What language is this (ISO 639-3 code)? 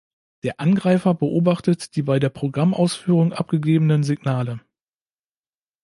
deu